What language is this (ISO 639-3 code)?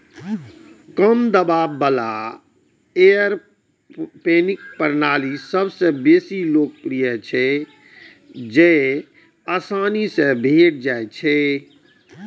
mai